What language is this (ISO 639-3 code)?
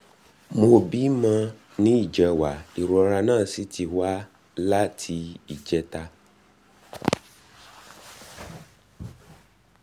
yor